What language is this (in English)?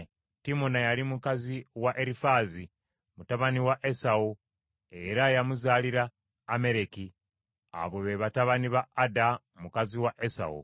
Ganda